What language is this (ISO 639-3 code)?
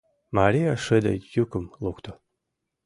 chm